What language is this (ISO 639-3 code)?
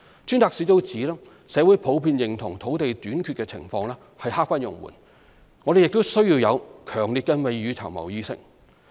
yue